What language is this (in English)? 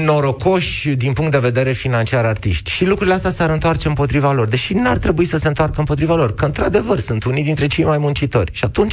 Romanian